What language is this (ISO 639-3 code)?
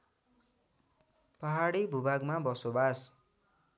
nep